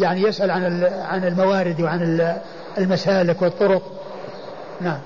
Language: Arabic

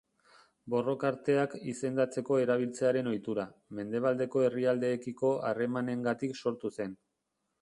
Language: Basque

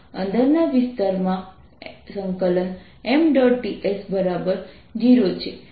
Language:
Gujarati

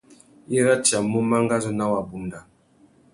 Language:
Tuki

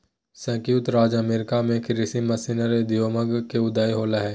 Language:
Magahi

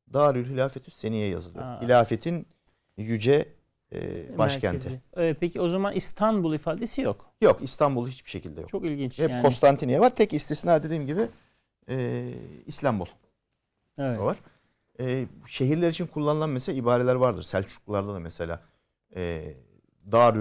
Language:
Turkish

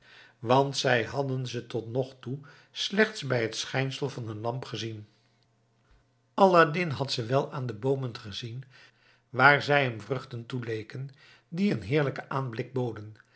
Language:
Dutch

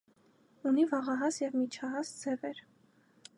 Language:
Armenian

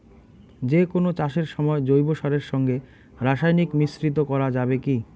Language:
Bangla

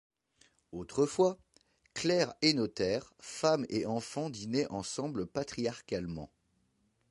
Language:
French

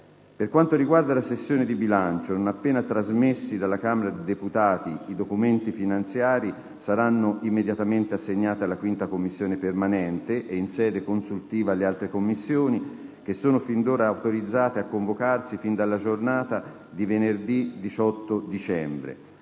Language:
Italian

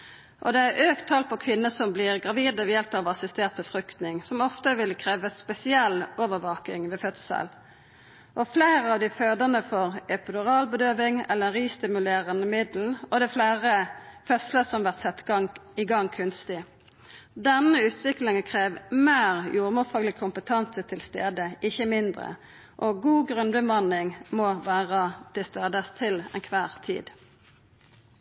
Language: Norwegian Nynorsk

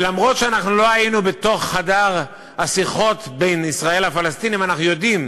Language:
Hebrew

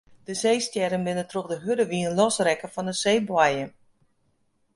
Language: Western Frisian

